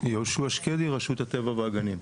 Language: Hebrew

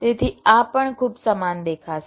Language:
Gujarati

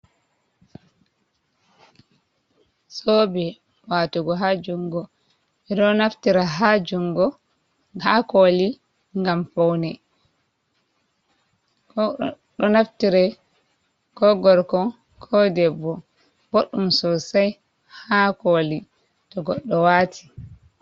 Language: Fula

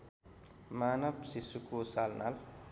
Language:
Nepali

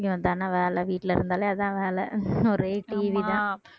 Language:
Tamil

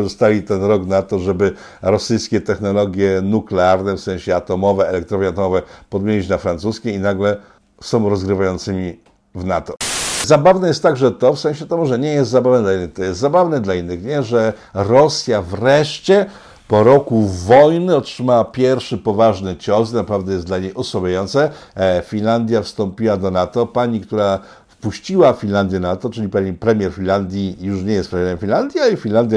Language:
Polish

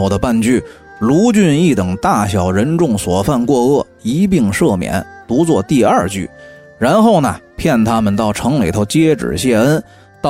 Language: Chinese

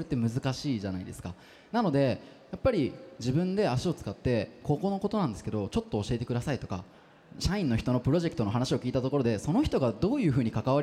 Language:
Japanese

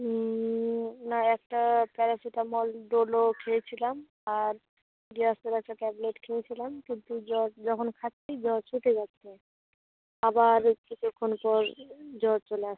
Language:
Bangla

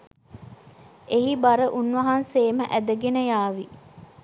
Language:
Sinhala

